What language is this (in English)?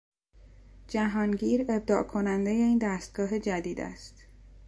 Persian